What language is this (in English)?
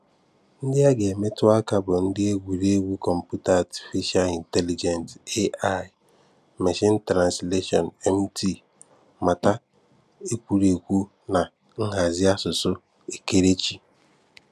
Igbo